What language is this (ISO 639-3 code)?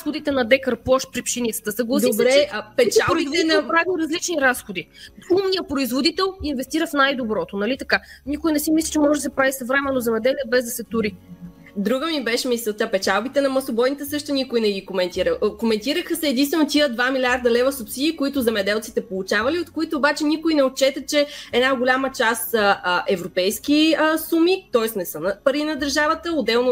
bul